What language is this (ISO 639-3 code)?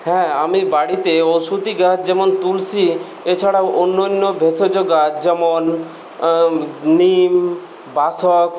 ben